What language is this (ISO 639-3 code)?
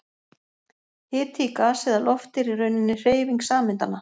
isl